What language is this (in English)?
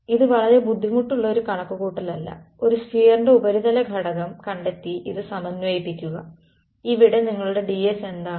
Malayalam